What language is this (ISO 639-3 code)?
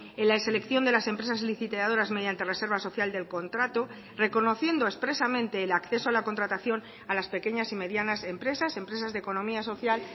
spa